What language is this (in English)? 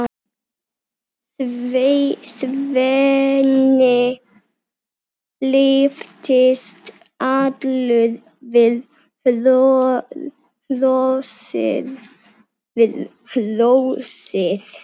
Icelandic